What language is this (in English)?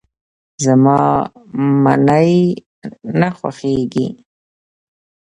Pashto